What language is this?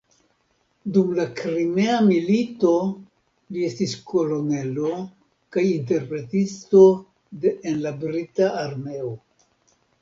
Esperanto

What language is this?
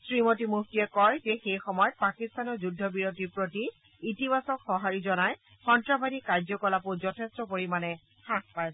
Assamese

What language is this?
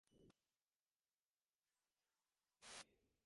Divehi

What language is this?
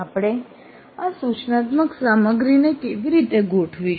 Gujarati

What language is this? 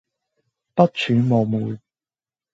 Cantonese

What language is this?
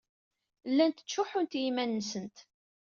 Kabyle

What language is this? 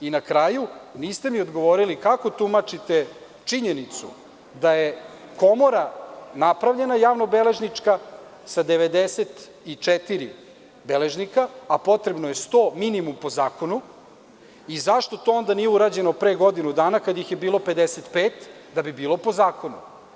Serbian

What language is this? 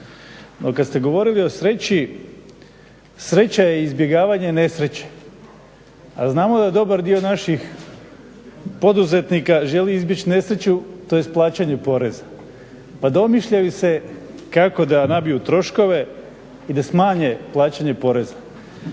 Croatian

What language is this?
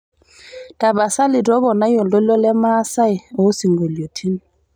Masai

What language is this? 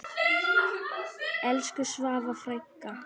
Icelandic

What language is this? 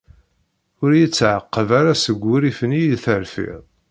Kabyle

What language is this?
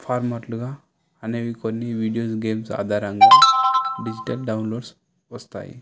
Telugu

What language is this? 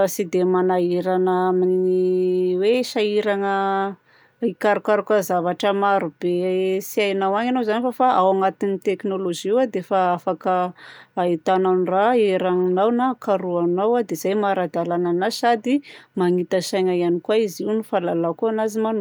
Southern Betsimisaraka Malagasy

